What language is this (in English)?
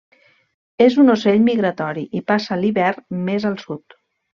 Catalan